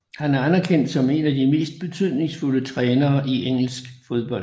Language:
Danish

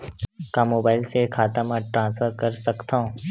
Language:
Chhattisgarhi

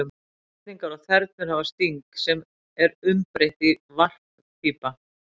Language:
Icelandic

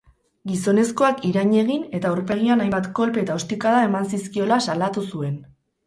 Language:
Basque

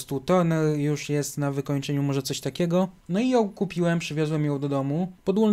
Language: Polish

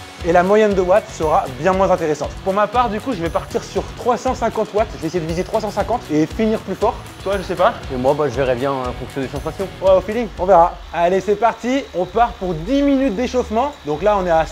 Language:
French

